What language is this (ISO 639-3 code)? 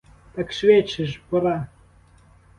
ukr